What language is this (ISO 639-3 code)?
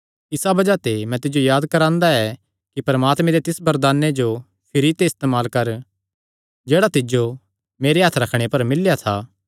xnr